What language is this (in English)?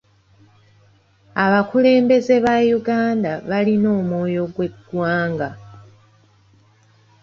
Ganda